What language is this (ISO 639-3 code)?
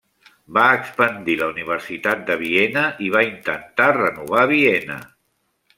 cat